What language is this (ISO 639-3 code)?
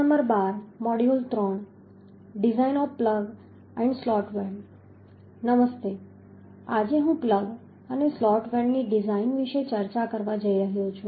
guj